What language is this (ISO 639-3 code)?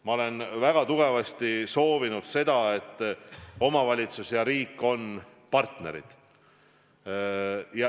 est